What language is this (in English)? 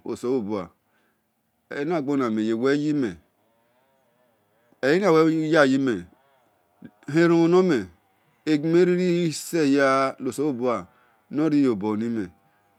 Esan